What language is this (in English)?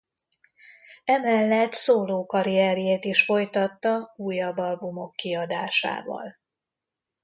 Hungarian